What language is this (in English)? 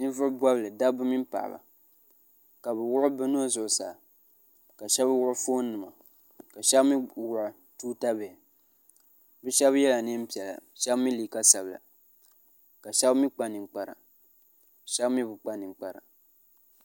Dagbani